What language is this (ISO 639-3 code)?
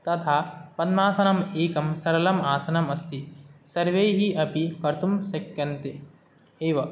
san